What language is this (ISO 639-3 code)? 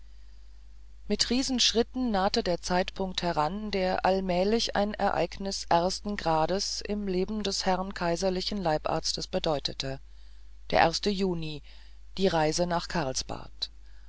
deu